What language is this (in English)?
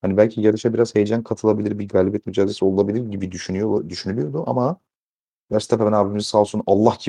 Turkish